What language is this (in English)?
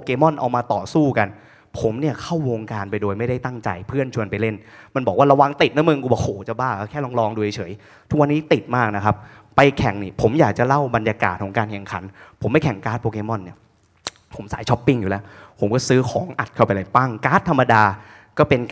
Thai